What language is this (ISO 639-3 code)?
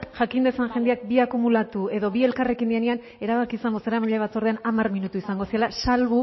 eus